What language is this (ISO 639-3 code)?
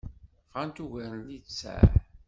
kab